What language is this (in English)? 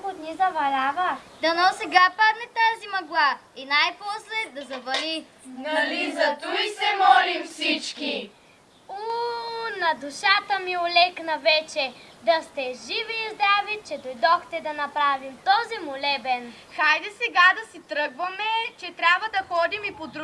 Bulgarian